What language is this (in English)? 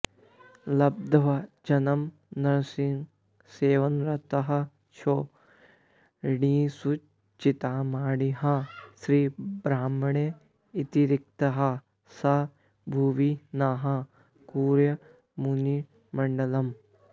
Sanskrit